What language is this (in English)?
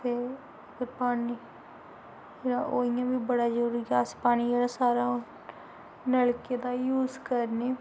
Dogri